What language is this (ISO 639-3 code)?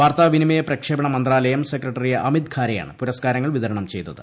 mal